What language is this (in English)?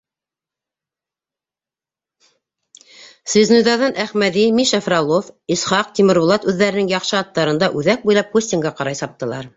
Bashkir